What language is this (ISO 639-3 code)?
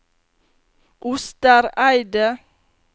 nor